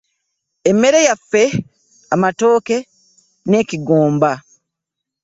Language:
Ganda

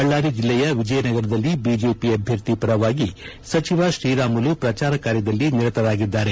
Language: Kannada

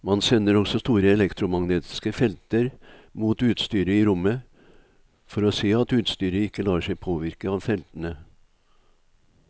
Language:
Norwegian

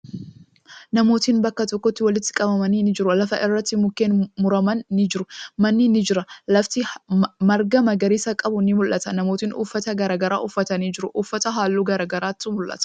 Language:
Oromo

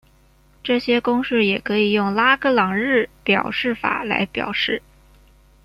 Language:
Chinese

